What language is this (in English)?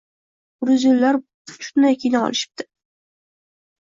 Uzbek